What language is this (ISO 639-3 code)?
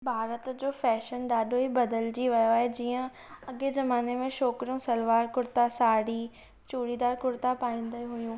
snd